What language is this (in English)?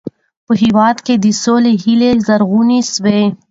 Pashto